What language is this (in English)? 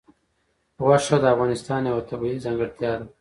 Pashto